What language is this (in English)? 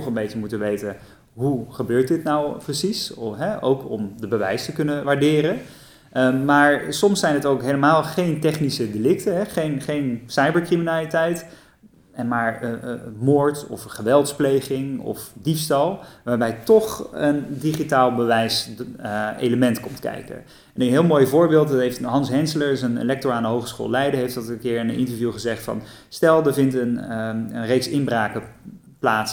Dutch